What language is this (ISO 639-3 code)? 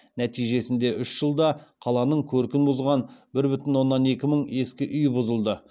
kaz